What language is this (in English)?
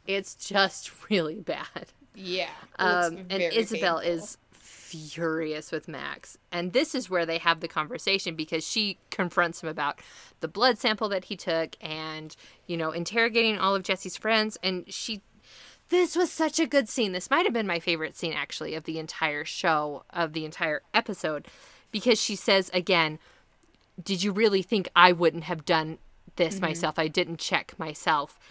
English